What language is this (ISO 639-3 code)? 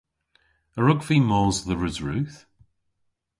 cor